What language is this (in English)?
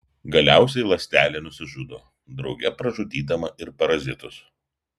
Lithuanian